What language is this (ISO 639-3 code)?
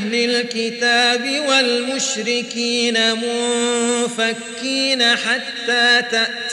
ara